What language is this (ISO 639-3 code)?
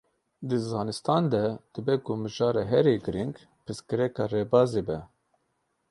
kur